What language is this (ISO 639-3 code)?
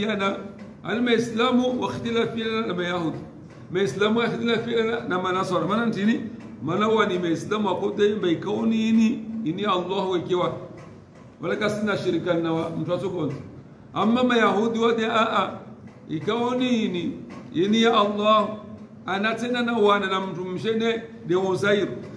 ara